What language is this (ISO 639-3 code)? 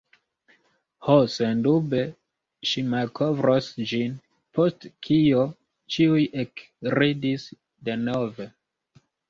epo